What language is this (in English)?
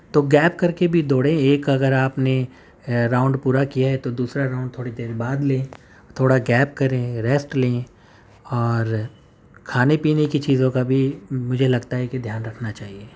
Urdu